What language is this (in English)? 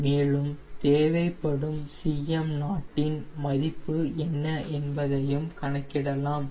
Tamil